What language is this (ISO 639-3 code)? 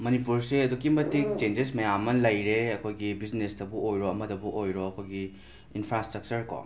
mni